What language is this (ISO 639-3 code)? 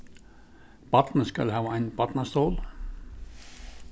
fao